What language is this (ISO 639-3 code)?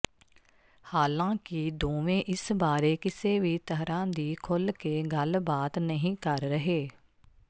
pan